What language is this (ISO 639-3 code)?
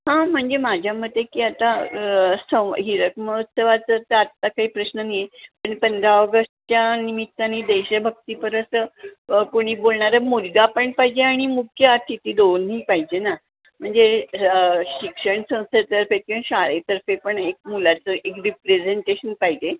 mar